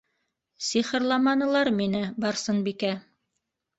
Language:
Bashkir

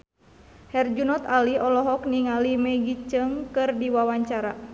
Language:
Sundanese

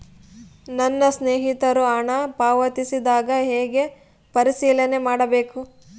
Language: Kannada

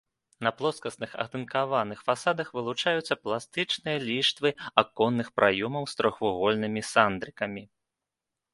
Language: Belarusian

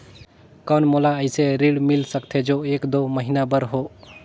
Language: Chhattisgarhi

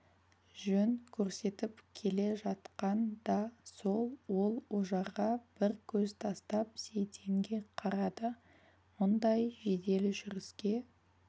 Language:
Kazakh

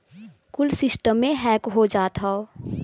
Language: Bhojpuri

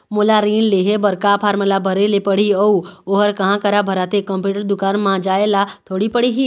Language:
Chhattisgarhi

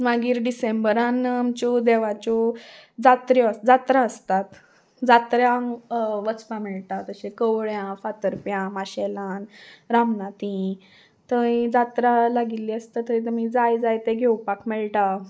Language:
Konkani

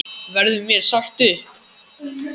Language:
Icelandic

